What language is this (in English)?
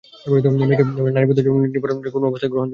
Bangla